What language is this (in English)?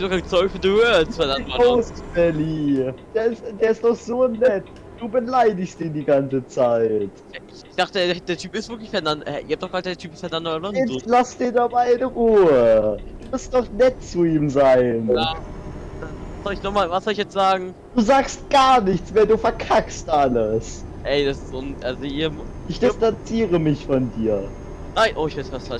German